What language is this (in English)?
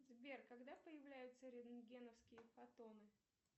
Russian